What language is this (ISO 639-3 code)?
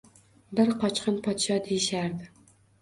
uzb